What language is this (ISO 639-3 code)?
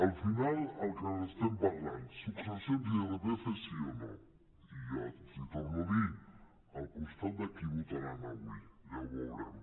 cat